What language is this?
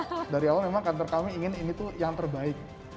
Indonesian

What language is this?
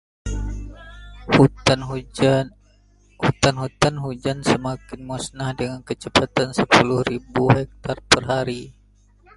Indonesian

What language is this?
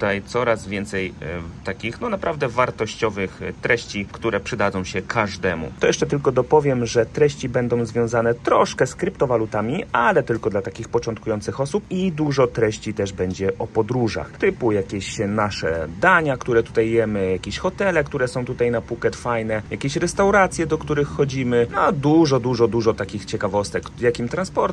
Polish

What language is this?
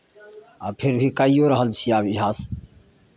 Maithili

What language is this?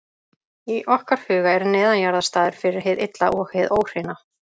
Icelandic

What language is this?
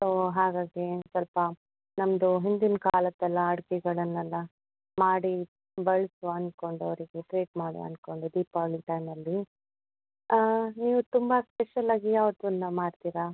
Kannada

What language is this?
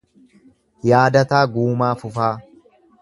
Oromo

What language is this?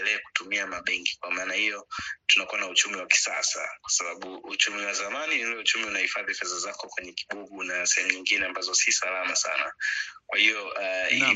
Swahili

